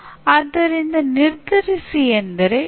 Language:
Kannada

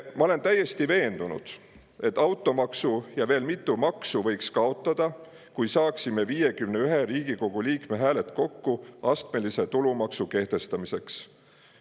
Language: Estonian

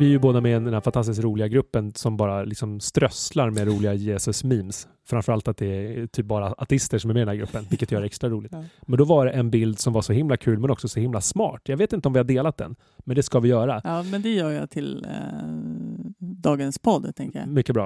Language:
Swedish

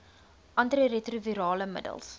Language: Afrikaans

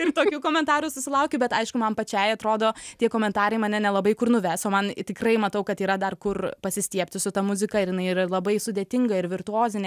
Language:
Lithuanian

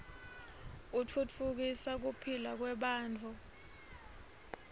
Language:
Swati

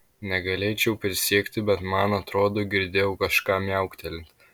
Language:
Lithuanian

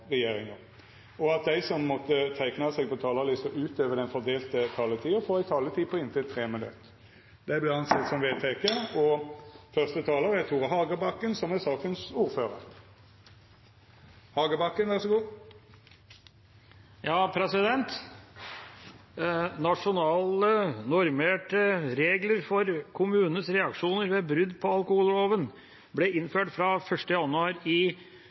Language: Norwegian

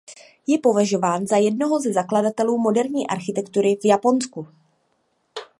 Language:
Czech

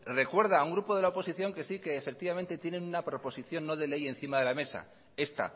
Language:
Spanish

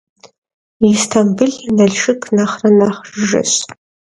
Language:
Kabardian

